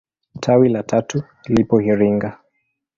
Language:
Swahili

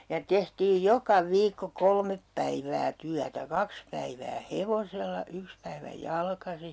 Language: Finnish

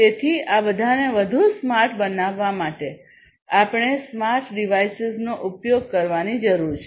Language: Gujarati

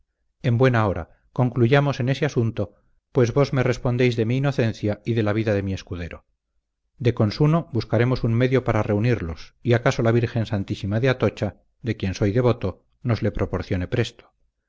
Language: Spanish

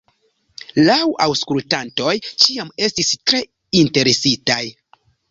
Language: Esperanto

